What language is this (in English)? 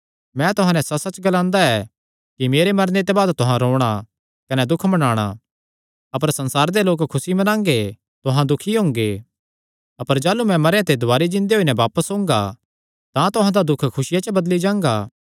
Kangri